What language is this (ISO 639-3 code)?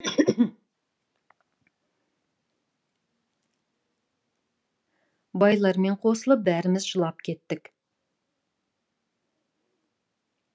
kaz